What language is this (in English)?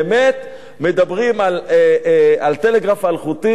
Hebrew